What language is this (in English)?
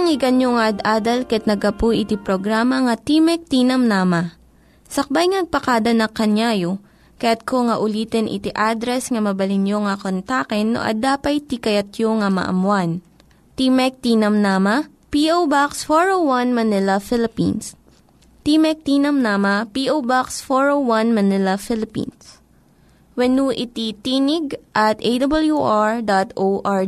Filipino